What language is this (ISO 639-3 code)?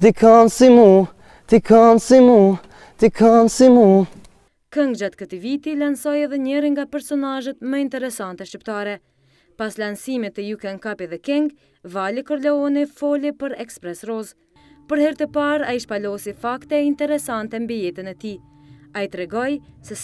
ron